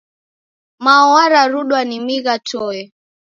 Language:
Taita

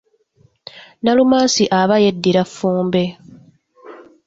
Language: Ganda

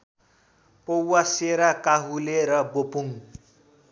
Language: Nepali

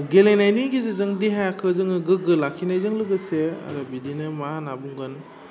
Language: Bodo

